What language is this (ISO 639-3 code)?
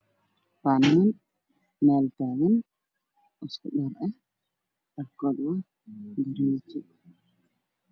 som